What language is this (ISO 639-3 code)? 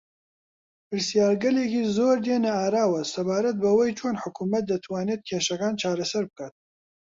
ckb